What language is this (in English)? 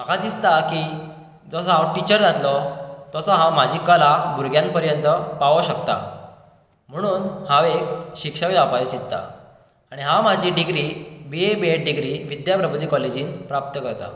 Konkani